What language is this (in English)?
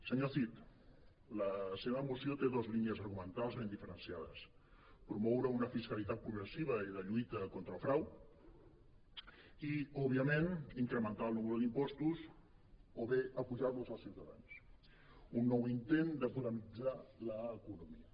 Catalan